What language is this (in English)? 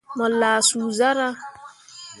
Mundang